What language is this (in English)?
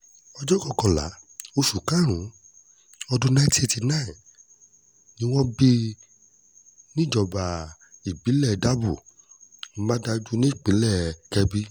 Yoruba